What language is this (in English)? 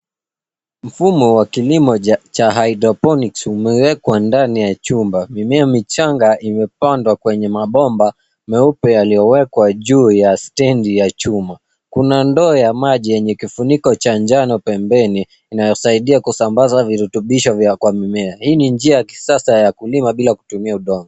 Swahili